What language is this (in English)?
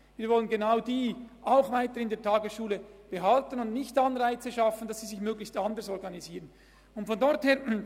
Swiss German